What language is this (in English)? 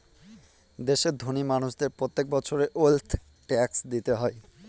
Bangla